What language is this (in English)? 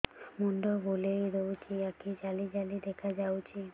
Odia